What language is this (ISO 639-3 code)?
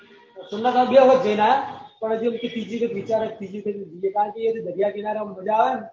guj